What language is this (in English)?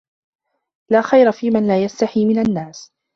Arabic